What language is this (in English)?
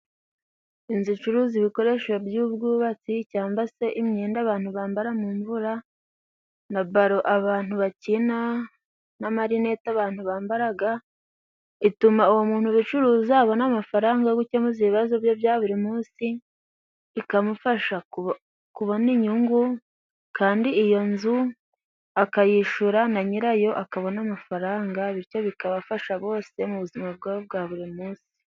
Kinyarwanda